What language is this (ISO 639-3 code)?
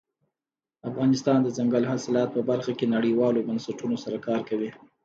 pus